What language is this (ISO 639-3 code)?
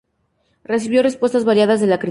spa